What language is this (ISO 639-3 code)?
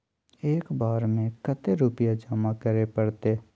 mag